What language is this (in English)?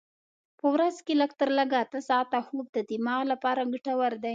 Pashto